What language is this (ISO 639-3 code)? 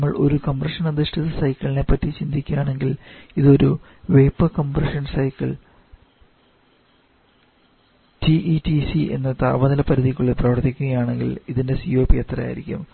mal